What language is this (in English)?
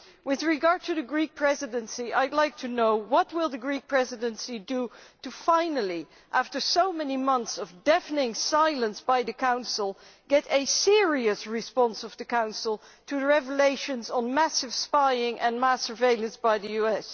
English